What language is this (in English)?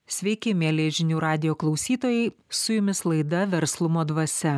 Lithuanian